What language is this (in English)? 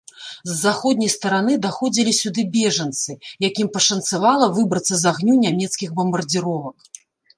Belarusian